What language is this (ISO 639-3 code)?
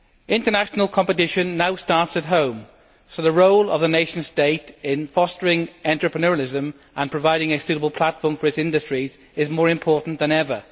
eng